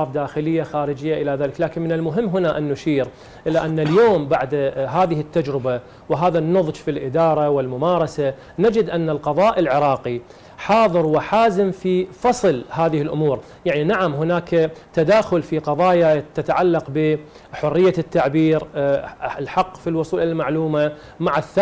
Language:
Arabic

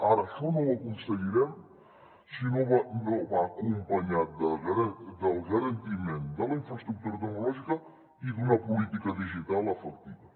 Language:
Catalan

